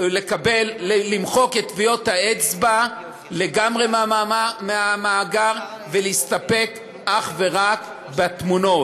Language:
Hebrew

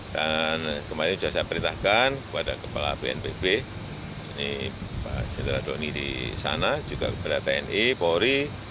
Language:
Indonesian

